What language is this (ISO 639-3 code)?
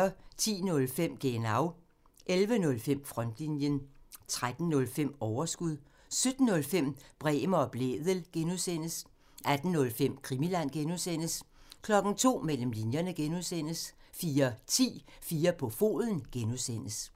dan